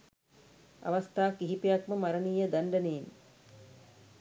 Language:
Sinhala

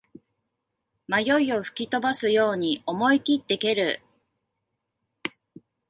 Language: Japanese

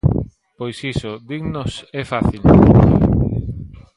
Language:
Galician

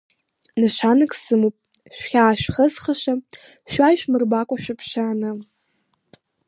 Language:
Abkhazian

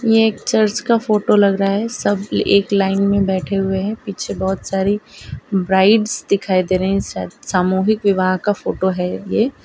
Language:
Hindi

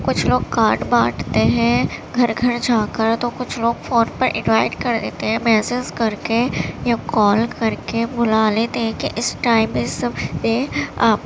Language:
Urdu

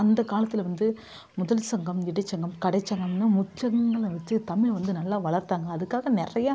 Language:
Tamil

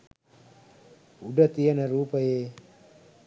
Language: Sinhala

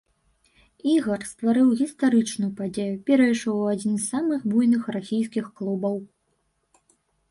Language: Belarusian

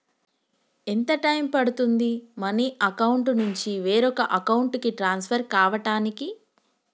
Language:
Telugu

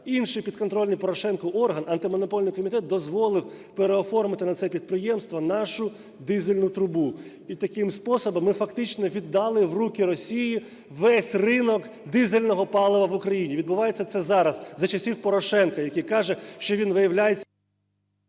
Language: Ukrainian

